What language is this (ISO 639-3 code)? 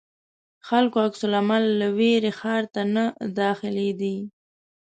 pus